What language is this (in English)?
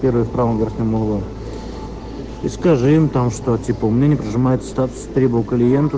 Russian